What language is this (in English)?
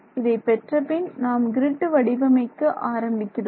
Tamil